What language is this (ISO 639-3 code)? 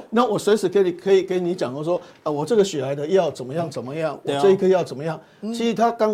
zho